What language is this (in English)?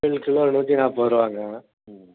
Tamil